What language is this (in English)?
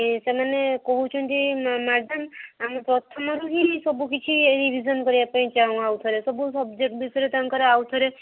Odia